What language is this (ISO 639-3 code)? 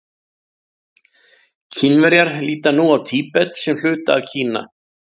isl